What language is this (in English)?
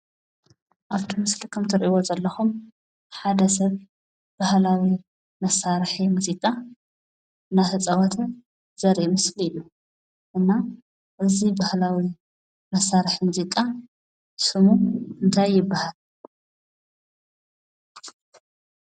Tigrinya